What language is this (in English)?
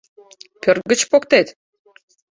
Mari